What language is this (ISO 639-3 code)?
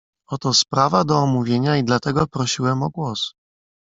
pol